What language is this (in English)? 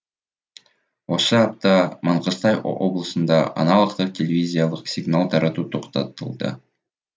Kazakh